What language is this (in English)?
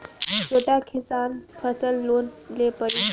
Bhojpuri